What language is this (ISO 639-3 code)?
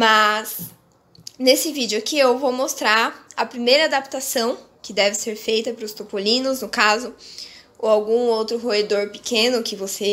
por